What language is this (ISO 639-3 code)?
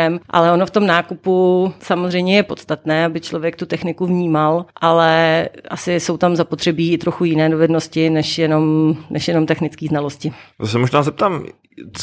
ces